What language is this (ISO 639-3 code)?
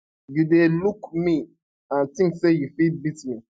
pcm